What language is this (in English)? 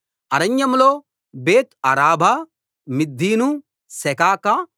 Telugu